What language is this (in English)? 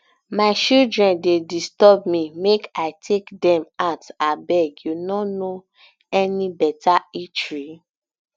Nigerian Pidgin